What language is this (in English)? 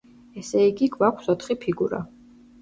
Georgian